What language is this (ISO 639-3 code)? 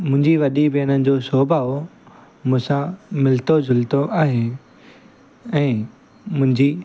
snd